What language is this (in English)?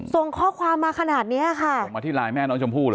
Thai